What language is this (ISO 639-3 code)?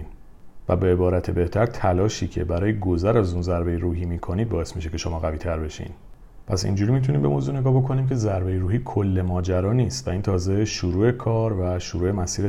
fas